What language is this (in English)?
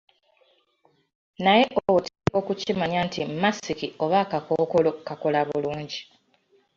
Ganda